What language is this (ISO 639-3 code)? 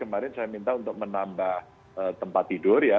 ind